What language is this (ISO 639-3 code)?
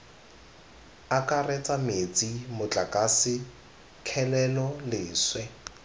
tsn